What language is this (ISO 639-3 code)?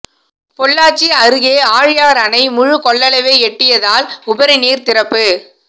tam